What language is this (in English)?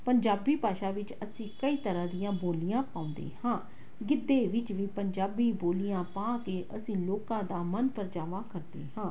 Punjabi